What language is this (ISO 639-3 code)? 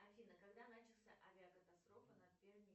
rus